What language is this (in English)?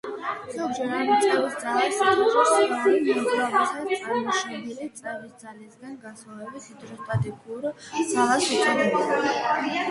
Georgian